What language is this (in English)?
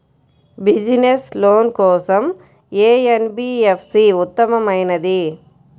Telugu